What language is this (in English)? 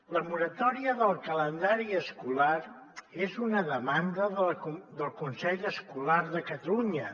Catalan